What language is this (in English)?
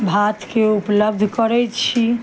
Maithili